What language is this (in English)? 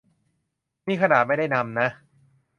Thai